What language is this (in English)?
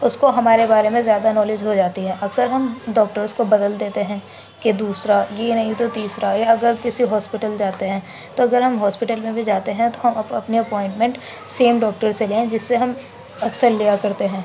Urdu